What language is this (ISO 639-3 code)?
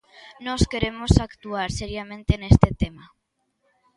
glg